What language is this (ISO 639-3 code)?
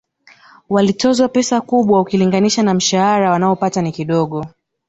swa